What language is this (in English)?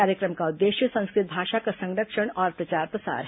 Hindi